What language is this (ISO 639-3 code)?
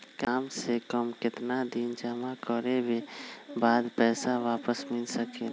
mag